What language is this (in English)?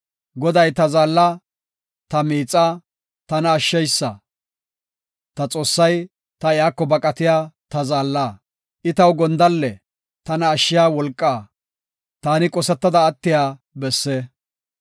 Gofa